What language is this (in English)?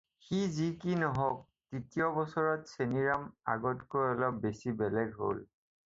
Assamese